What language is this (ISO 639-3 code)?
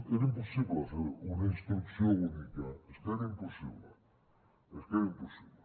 cat